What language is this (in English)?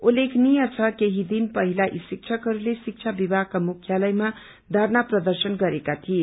Nepali